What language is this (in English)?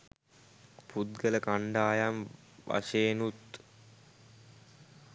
Sinhala